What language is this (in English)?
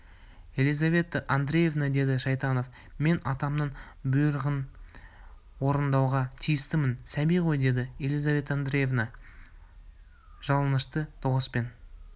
Kazakh